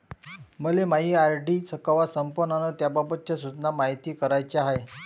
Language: Marathi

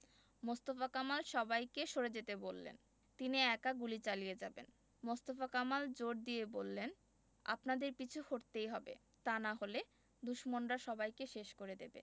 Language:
Bangla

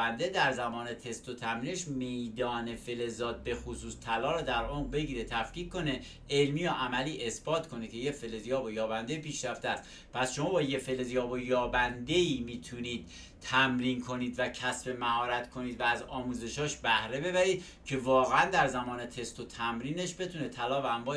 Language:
Persian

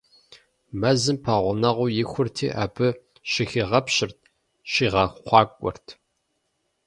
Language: Kabardian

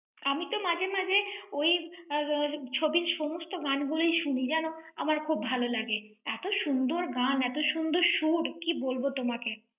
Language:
Bangla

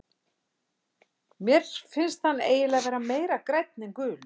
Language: Icelandic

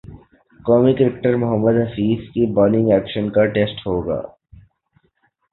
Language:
Urdu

